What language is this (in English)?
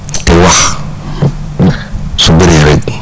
Wolof